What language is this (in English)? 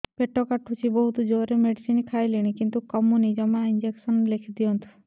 Odia